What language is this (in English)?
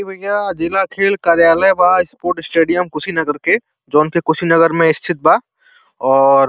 Bhojpuri